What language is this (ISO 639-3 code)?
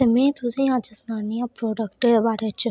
doi